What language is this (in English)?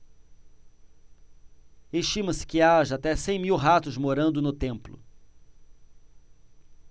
Portuguese